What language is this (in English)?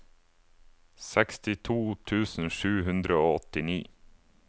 Norwegian